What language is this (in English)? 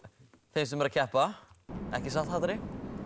Icelandic